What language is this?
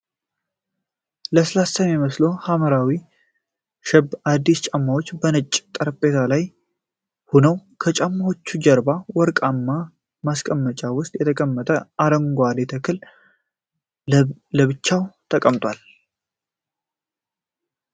Amharic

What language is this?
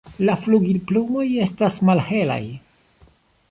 Esperanto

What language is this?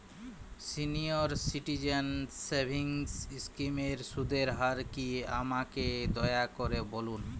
Bangla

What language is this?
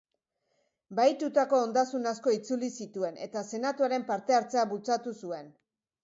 Basque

